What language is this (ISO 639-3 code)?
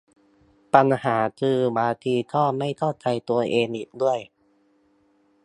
tha